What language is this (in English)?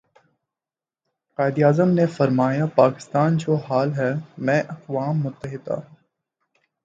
Urdu